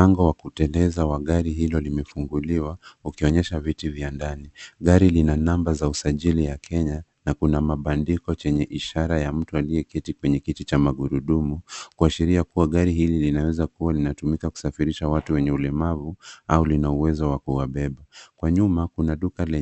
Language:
Swahili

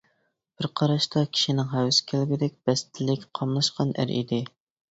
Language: Uyghur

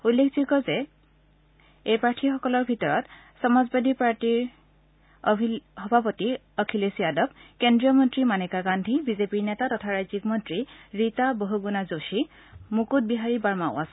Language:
Assamese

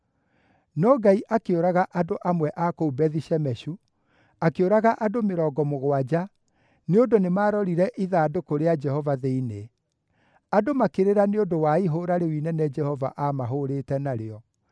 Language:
Kikuyu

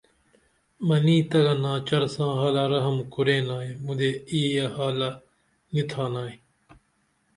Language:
Dameli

